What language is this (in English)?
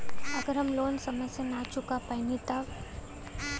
Bhojpuri